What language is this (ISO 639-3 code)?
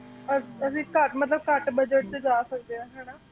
pan